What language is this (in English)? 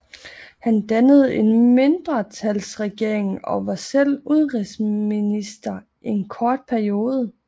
Danish